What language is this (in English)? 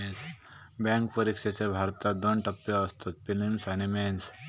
Marathi